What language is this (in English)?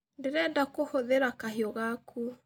Kikuyu